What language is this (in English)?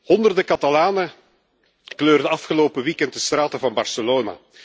Dutch